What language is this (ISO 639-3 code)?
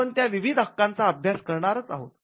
mar